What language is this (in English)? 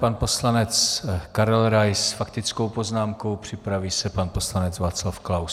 Czech